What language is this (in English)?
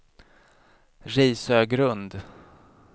Swedish